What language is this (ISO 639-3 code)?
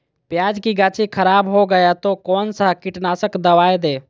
mag